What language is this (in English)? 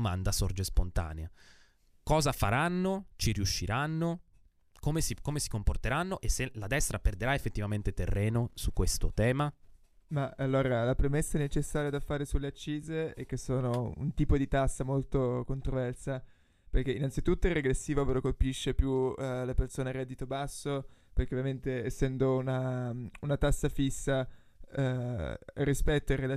Italian